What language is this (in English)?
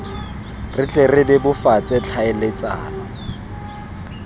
Tswana